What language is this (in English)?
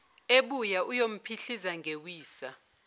Zulu